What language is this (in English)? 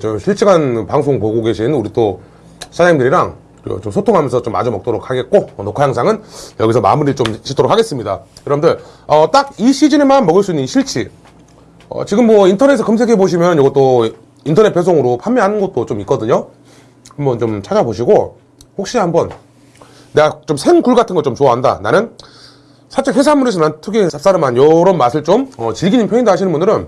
Korean